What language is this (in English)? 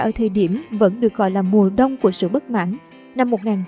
Vietnamese